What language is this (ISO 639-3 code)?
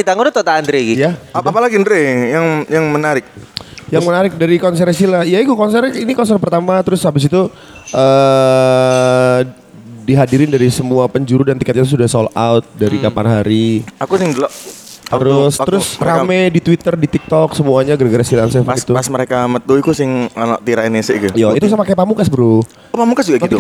ind